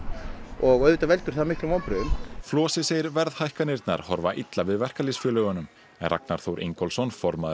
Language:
Icelandic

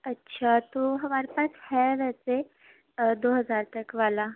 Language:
Urdu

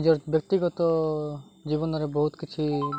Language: Odia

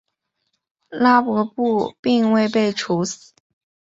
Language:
Chinese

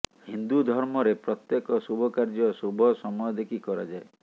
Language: Odia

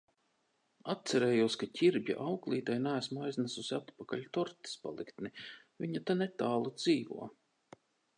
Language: Latvian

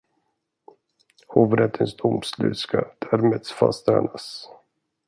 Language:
Swedish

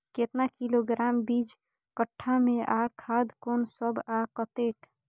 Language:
Maithili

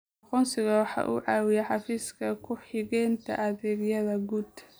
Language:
Somali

